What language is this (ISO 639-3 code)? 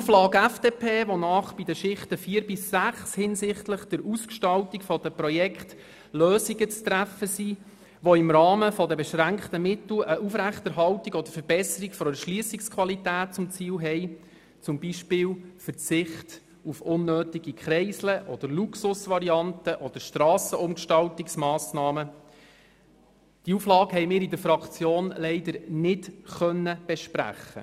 gsw